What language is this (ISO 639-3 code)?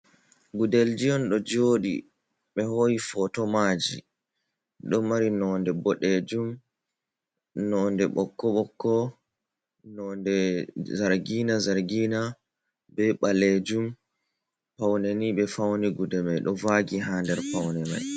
ful